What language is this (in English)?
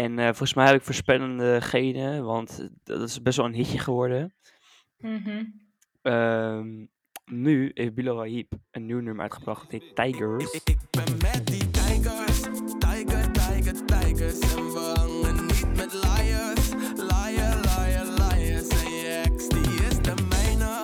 Dutch